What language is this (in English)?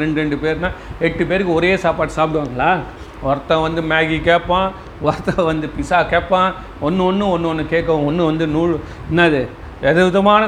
Tamil